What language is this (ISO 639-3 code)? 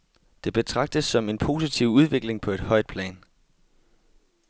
dan